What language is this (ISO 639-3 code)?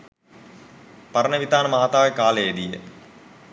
sin